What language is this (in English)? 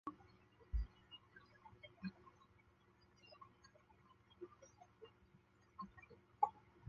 Chinese